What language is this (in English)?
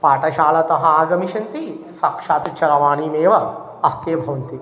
Sanskrit